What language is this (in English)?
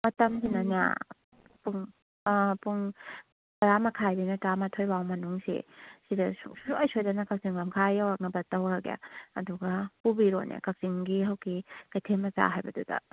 Manipuri